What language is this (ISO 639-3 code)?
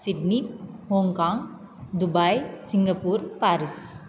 san